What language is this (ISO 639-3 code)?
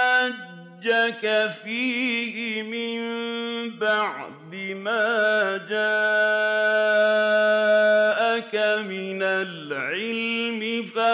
ara